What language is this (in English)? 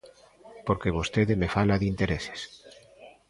Galician